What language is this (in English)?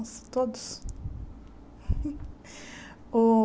Portuguese